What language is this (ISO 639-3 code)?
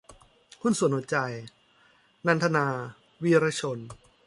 tha